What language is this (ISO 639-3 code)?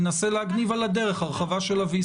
heb